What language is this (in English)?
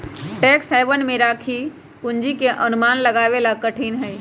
Magahi